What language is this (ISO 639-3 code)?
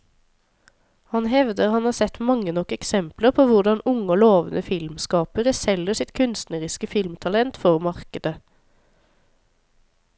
nor